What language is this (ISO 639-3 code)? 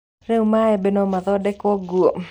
kik